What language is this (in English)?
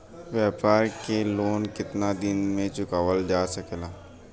Bhojpuri